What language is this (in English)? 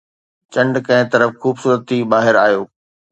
Sindhi